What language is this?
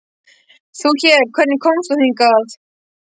Icelandic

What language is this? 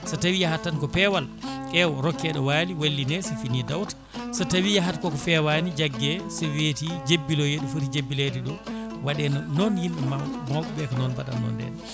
Fula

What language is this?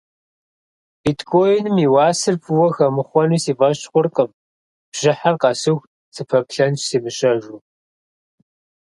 Kabardian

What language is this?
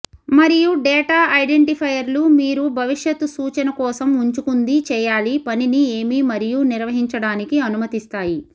Telugu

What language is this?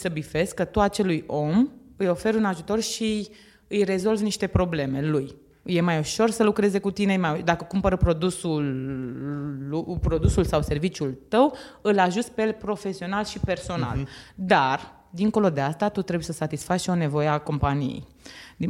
Romanian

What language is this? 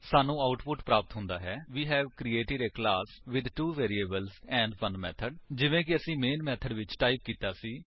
Punjabi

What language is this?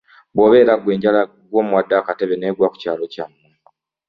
Ganda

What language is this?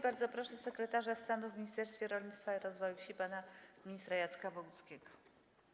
Polish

